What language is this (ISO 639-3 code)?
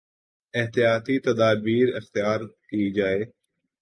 urd